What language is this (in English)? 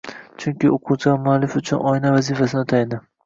Uzbek